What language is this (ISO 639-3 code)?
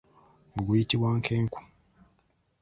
lug